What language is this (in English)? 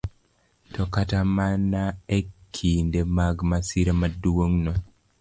Luo (Kenya and Tanzania)